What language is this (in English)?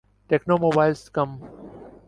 Urdu